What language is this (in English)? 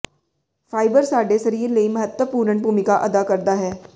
Punjabi